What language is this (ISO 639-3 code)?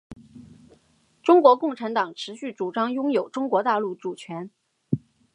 zho